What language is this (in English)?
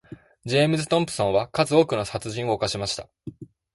Japanese